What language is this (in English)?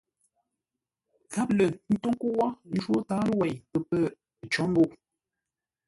Ngombale